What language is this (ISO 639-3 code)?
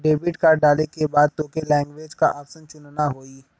bho